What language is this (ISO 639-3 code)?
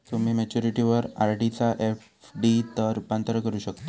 mar